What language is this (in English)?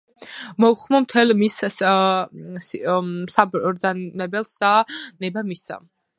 Georgian